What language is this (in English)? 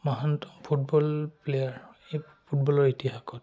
Assamese